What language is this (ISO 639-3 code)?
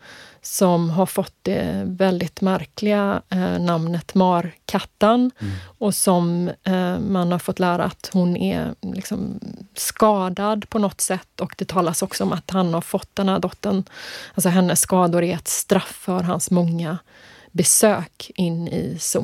swe